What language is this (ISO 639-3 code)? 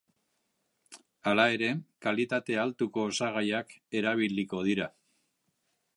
eus